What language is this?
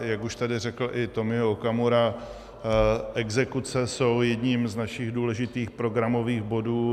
Czech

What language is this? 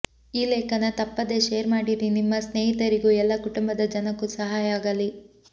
Kannada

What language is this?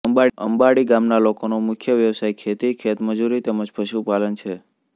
Gujarati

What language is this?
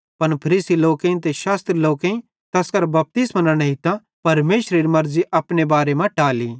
Bhadrawahi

